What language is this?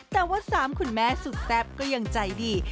Thai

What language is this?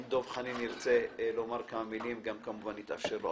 Hebrew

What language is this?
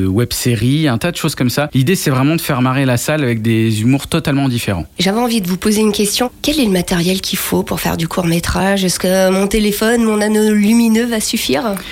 French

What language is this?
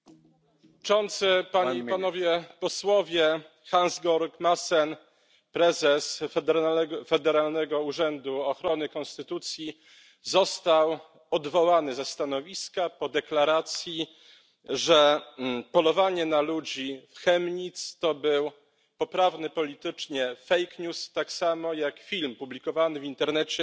Polish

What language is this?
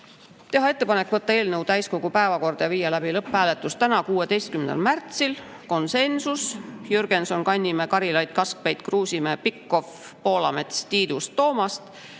Estonian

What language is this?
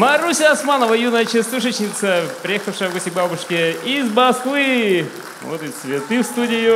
Russian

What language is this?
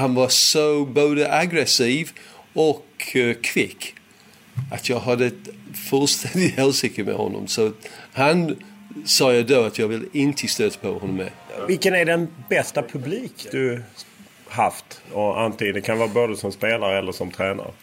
Swedish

